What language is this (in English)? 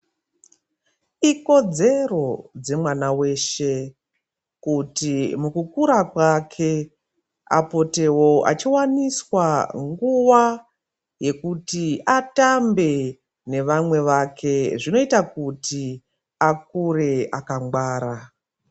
Ndau